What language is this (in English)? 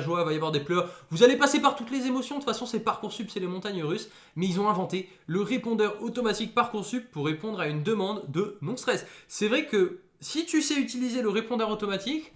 French